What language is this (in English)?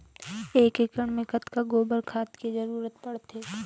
Chhattisgarhi